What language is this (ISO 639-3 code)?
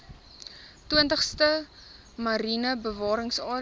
afr